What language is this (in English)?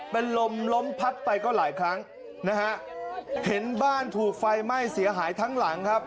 Thai